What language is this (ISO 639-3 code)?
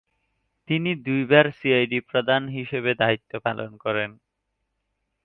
ben